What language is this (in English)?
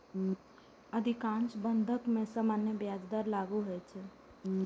Maithili